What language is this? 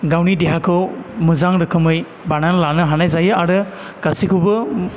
Bodo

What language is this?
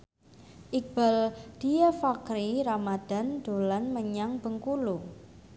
Javanese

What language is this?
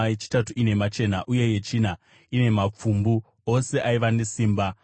Shona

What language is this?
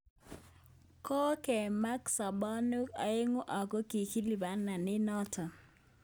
Kalenjin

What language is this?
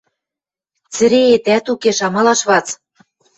Western Mari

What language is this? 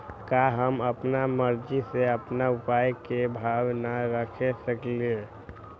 Magahi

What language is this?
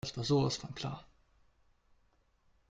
German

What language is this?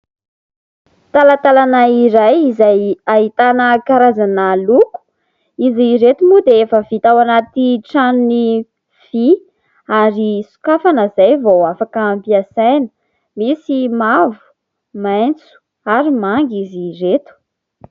Malagasy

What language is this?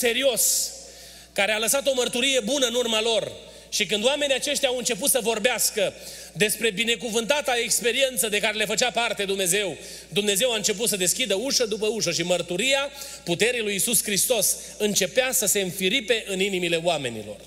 Romanian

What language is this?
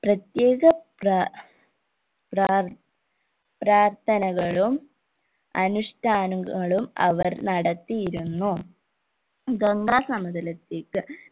Malayalam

